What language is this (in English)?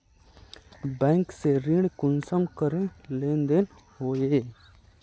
Magahi